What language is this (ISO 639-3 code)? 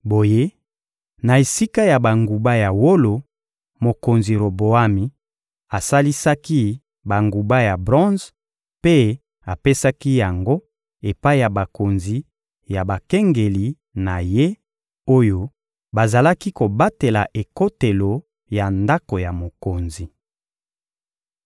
lin